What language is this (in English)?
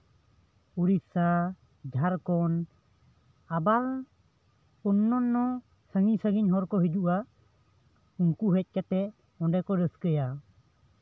Santali